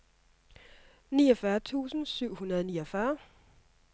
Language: Danish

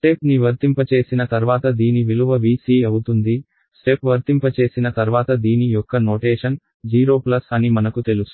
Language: Telugu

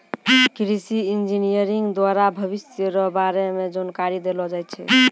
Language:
Maithili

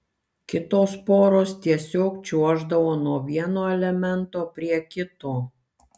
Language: Lithuanian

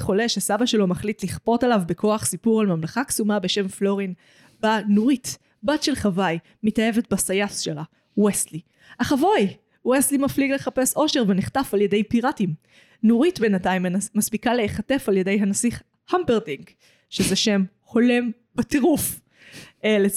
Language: Hebrew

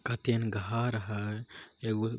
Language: Magahi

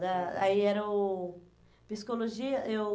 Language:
Portuguese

